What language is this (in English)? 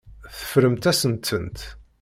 Kabyle